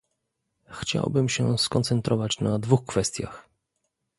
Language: Polish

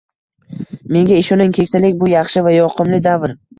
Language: Uzbek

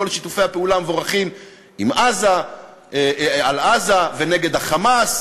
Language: Hebrew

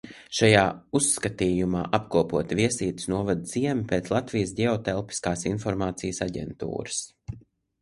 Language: Latvian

